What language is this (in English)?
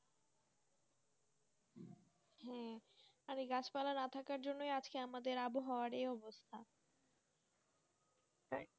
Bangla